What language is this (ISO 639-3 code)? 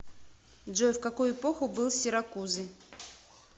rus